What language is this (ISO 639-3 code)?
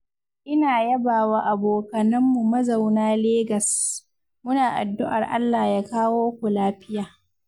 hau